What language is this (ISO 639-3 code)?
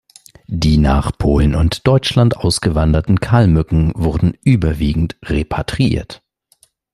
deu